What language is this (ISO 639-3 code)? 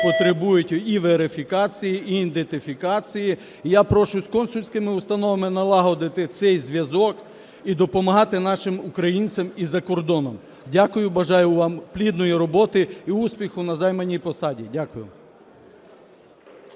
ukr